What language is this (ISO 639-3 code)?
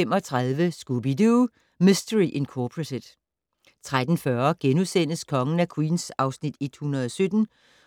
dan